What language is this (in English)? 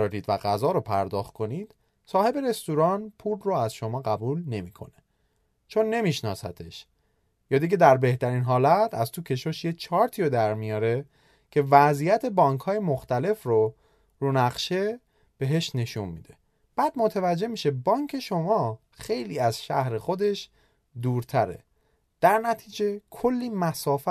Persian